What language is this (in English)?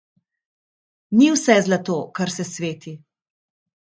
Slovenian